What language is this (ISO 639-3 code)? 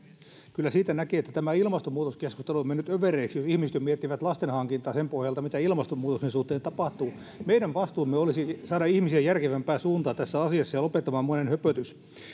fin